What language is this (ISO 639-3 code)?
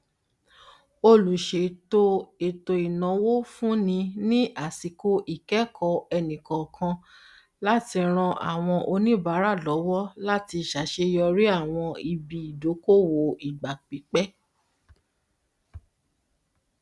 yor